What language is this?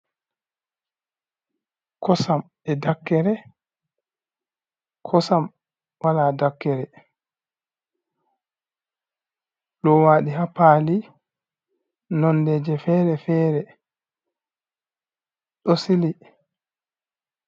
Fula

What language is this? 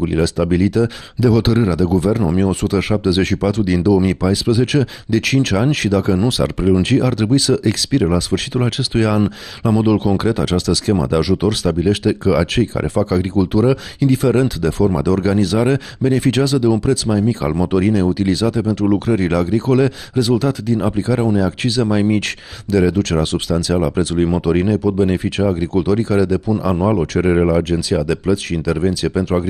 Romanian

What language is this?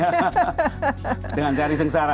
Indonesian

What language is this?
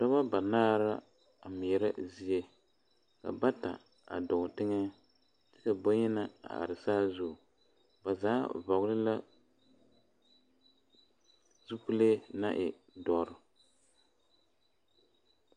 Southern Dagaare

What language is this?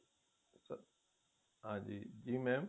Punjabi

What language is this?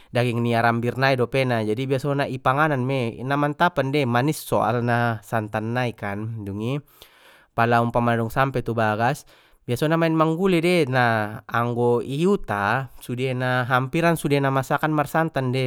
Batak Mandailing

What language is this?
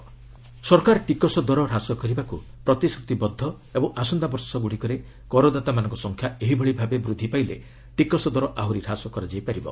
Odia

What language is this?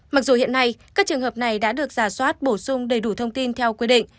Vietnamese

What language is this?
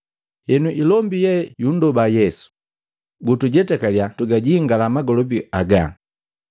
Matengo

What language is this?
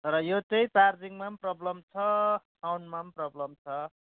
Nepali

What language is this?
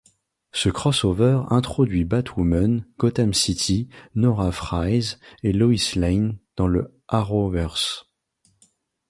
French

